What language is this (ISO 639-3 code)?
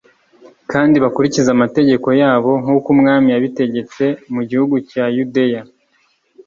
kin